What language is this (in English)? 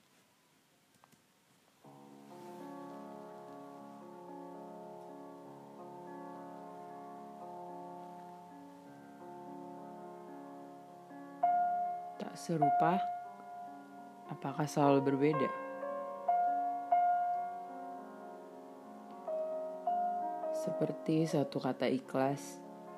Indonesian